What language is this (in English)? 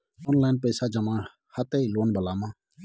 Maithili